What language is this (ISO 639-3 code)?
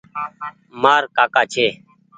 gig